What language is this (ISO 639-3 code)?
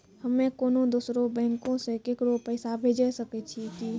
mai